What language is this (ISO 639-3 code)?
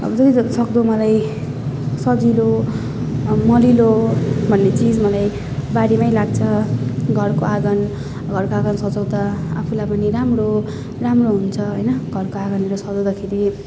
nep